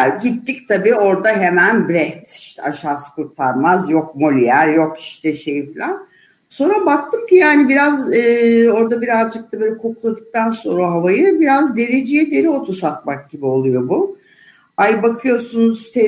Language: Turkish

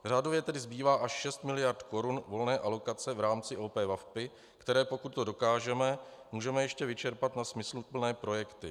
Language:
Czech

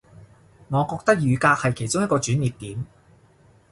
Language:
Cantonese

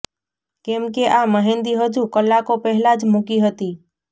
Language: Gujarati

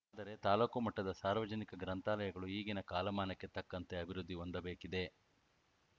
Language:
Kannada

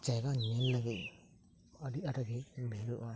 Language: Santali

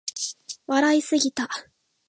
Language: Japanese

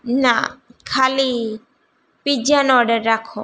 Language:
Gujarati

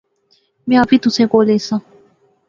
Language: Pahari-Potwari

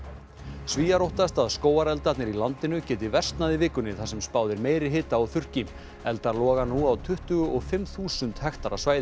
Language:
Icelandic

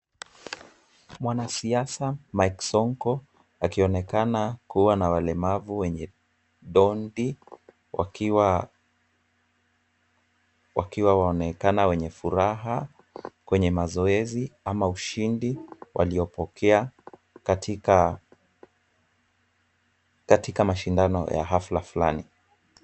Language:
Swahili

